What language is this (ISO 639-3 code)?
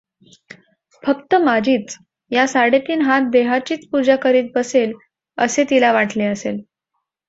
mar